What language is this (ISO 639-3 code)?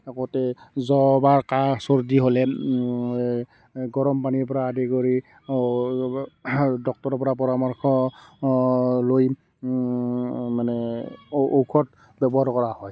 asm